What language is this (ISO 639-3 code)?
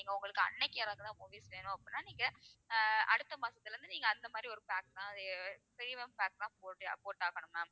tam